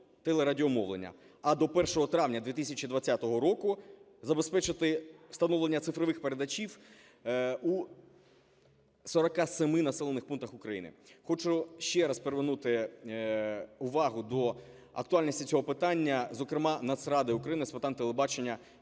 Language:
Ukrainian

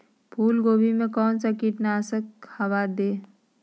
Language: Magahi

